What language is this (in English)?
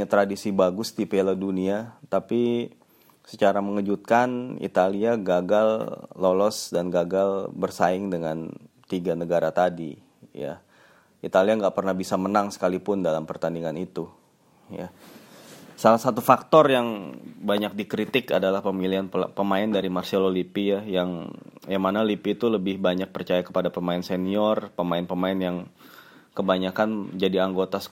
Indonesian